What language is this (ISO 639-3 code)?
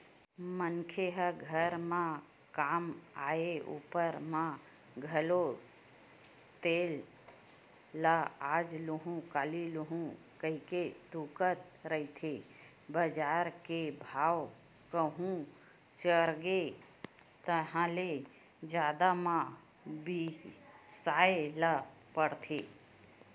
hne